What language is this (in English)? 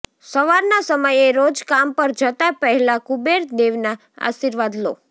Gujarati